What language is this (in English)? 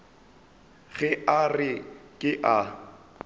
Northern Sotho